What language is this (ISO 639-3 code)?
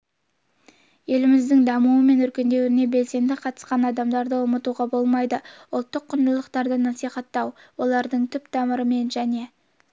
kaz